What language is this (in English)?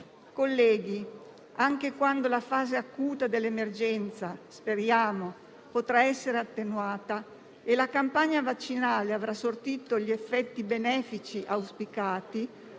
Italian